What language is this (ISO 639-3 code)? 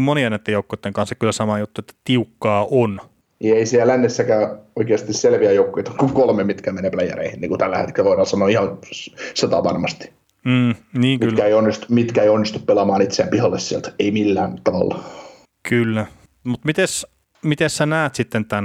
fin